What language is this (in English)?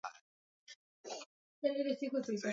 Swahili